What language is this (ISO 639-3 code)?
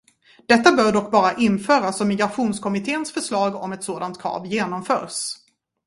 swe